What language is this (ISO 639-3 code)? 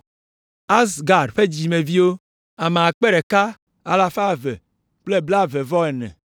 ewe